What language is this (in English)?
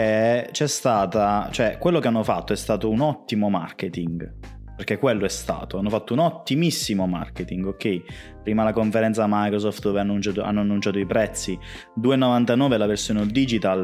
Italian